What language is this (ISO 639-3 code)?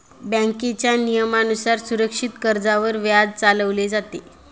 mar